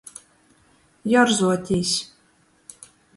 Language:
Latgalian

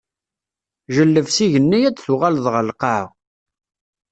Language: Kabyle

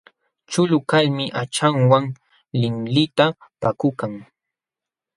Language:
Jauja Wanca Quechua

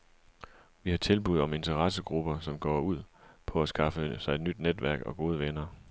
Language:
Danish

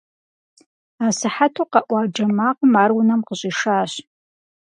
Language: Kabardian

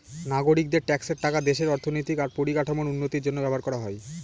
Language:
Bangla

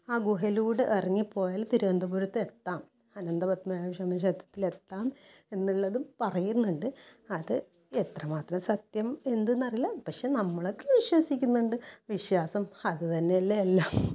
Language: Malayalam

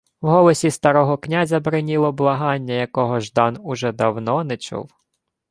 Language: Ukrainian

